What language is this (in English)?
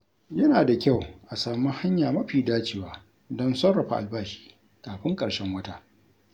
Hausa